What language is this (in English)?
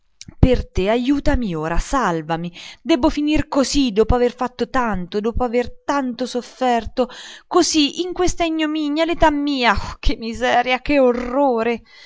Italian